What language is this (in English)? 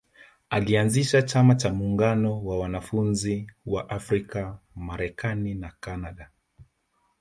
Swahili